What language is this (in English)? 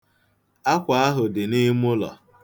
Igbo